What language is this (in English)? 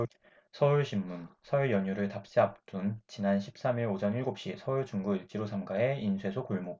Korean